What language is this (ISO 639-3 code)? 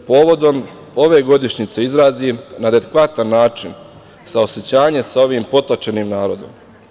srp